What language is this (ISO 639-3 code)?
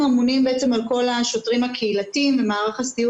heb